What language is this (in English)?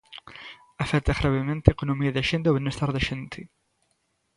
Galician